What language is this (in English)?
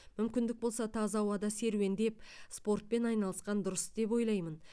Kazakh